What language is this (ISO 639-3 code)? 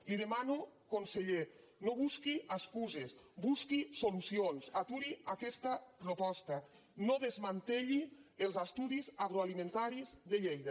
cat